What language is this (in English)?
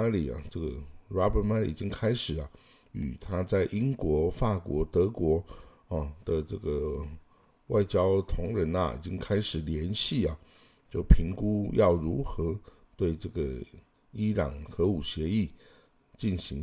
Chinese